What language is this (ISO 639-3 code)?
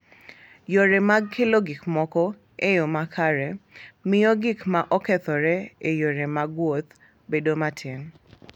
luo